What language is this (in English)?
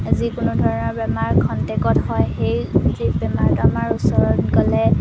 Assamese